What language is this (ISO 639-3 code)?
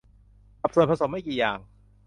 tha